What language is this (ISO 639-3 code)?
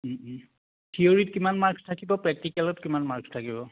asm